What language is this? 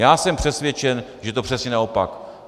Czech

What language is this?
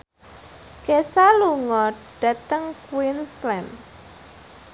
Javanese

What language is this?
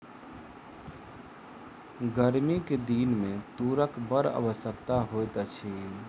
Maithili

